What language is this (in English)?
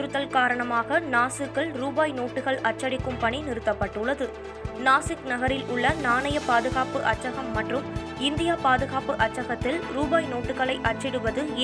Tamil